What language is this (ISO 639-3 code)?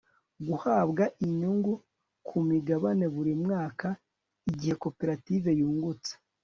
kin